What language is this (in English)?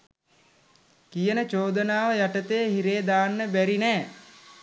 Sinhala